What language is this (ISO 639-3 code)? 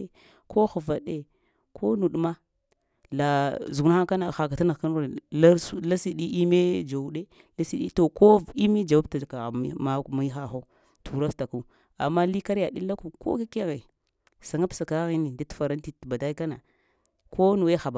hia